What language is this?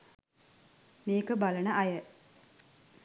Sinhala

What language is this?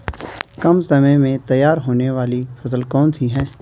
Hindi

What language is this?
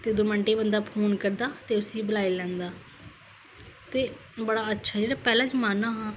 Dogri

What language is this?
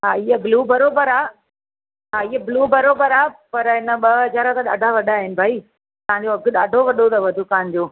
Sindhi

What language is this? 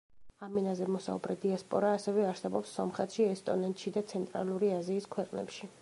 Georgian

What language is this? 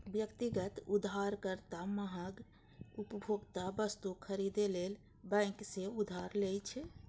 Maithili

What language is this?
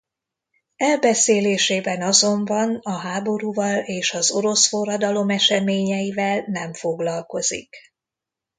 Hungarian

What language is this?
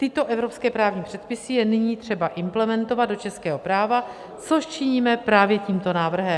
Czech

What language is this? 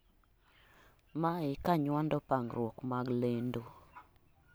Luo (Kenya and Tanzania)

